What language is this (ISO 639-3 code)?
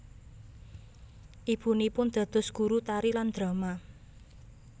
jav